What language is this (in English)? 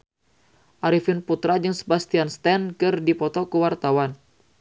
Sundanese